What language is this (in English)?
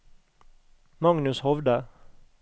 Norwegian